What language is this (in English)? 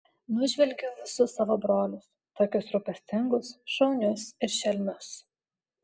Lithuanian